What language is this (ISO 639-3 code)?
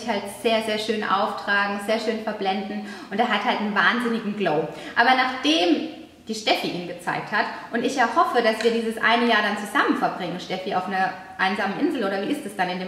deu